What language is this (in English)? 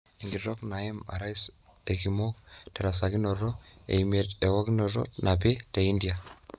Masai